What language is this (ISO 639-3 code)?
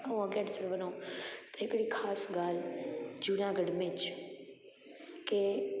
snd